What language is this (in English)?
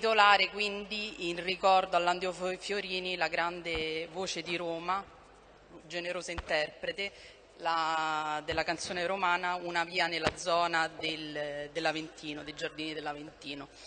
Italian